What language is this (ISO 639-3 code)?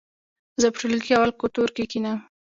pus